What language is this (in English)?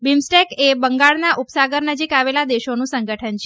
Gujarati